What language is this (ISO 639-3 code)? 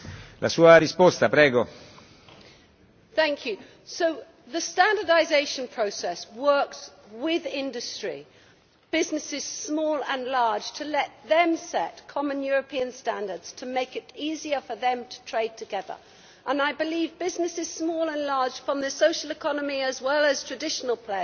eng